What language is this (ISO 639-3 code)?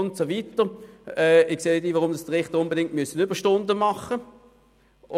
gsw